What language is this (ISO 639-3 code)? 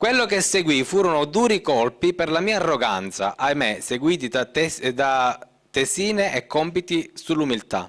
ita